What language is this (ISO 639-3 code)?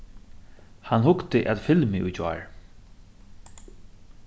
fao